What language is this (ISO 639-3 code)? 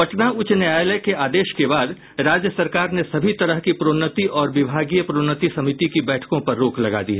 hin